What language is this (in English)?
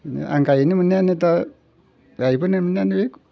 Bodo